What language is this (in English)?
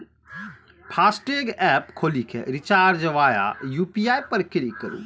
Maithili